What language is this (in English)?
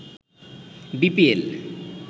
Bangla